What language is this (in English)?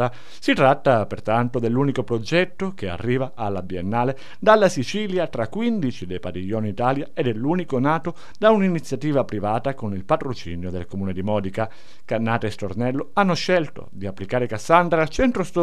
Italian